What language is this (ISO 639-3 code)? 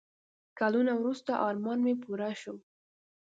pus